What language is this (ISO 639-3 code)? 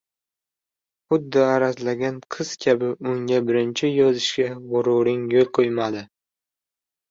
uzb